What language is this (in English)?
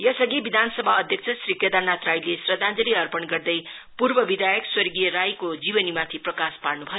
Nepali